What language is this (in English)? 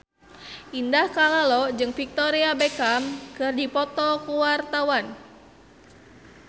Sundanese